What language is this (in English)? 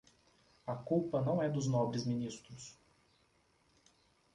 Portuguese